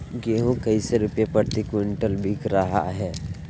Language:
Magahi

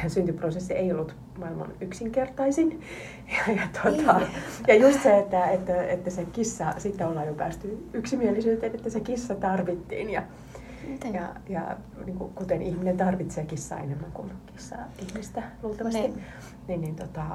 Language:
Finnish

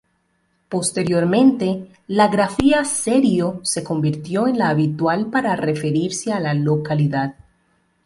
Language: Spanish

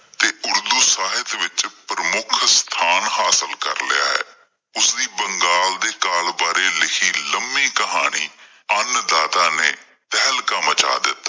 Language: Punjabi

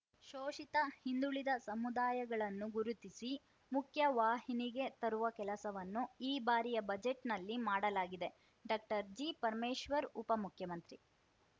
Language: Kannada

